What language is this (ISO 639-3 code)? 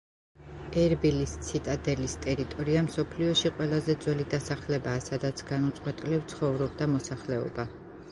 kat